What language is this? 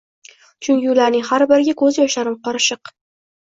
Uzbek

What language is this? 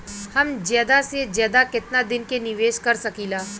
Bhojpuri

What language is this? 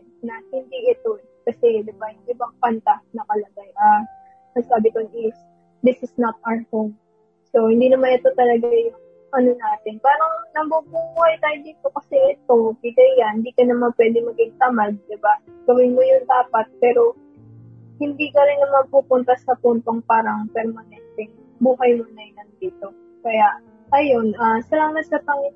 Filipino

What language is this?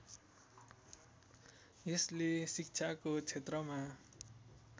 Nepali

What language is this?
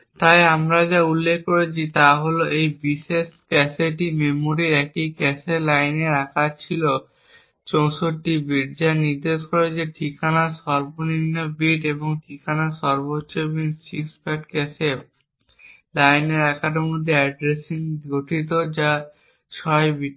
Bangla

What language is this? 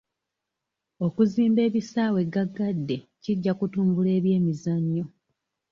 Ganda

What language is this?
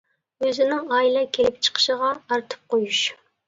Uyghur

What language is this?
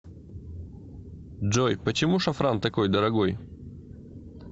Russian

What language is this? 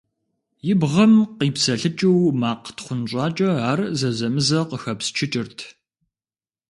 Kabardian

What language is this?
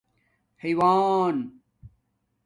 Domaaki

